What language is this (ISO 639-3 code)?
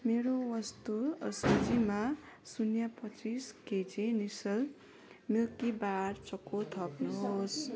nep